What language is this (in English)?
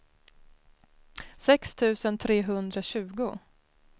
Swedish